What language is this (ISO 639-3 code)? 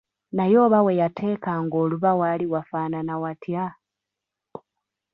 lug